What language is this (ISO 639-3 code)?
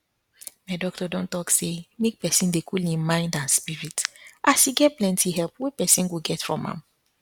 pcm